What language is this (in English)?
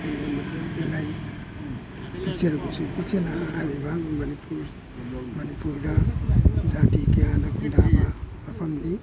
Manipuri